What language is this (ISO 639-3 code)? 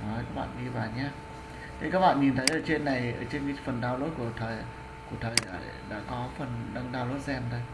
vie